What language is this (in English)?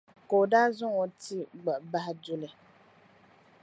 Dagbani